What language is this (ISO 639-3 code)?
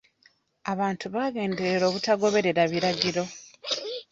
lug